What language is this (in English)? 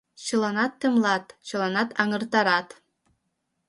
Mari